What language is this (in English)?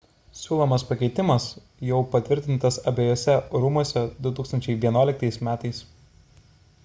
Lithuanian